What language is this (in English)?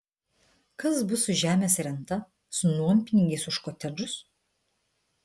Lithuanian